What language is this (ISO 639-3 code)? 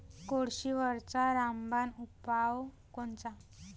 mar